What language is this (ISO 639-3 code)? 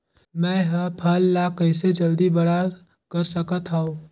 hne